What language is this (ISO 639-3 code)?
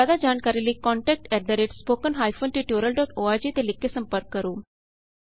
pan